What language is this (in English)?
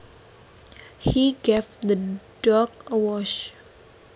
Javanese